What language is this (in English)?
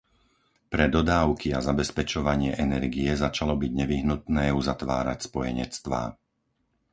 Slovak